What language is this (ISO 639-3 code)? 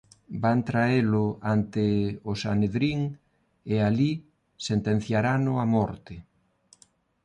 glg